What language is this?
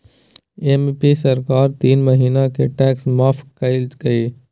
Magahi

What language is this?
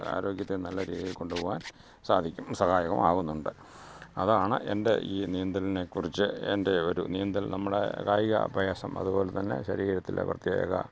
Malayalam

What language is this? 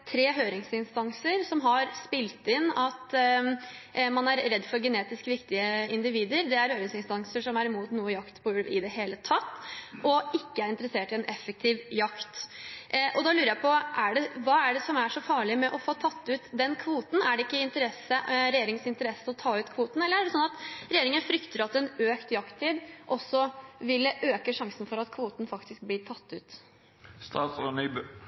Norwegian Bokmål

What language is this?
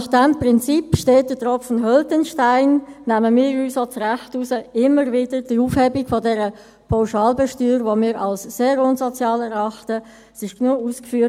Swiss German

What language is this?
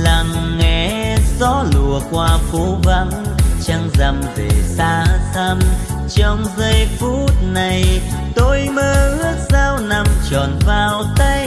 Vietnamese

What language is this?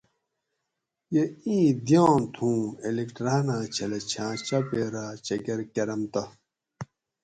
Gawri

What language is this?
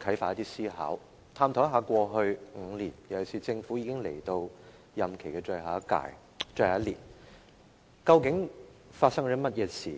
Cantonese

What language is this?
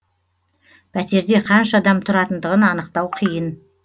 Kazakh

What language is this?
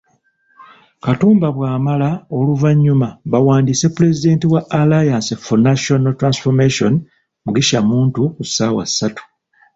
Ganda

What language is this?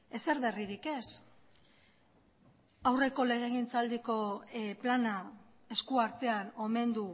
Basque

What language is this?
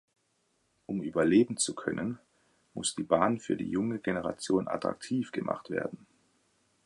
German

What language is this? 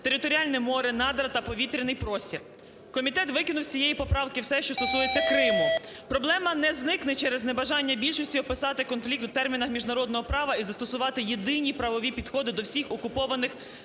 Ukrainian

